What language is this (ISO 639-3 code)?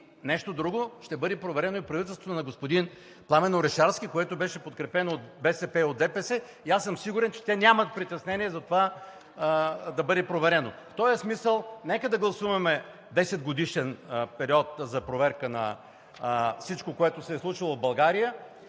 bul